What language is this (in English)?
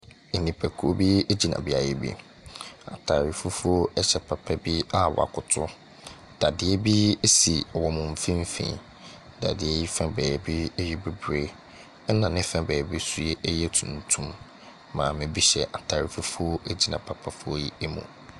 Akan